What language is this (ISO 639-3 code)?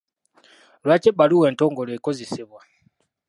lug